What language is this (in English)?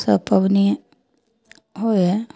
Maithili